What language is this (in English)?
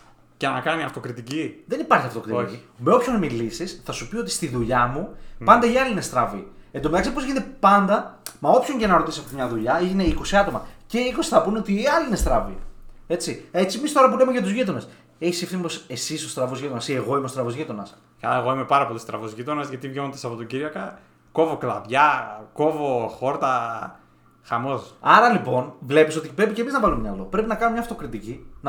Greek